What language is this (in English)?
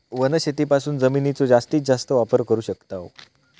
Marathi